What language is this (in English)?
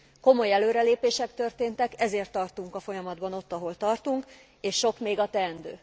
Hungarian